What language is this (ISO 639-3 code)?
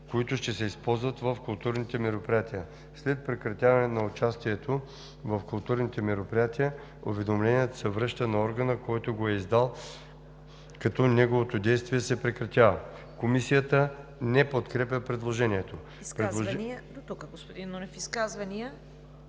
bul